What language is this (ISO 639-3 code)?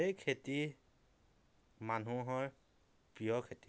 asm